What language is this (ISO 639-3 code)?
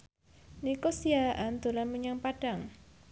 jav